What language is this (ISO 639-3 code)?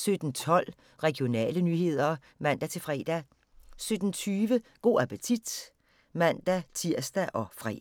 dan